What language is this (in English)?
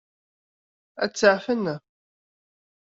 Kabyle